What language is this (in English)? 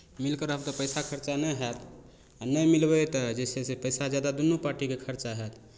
Maithili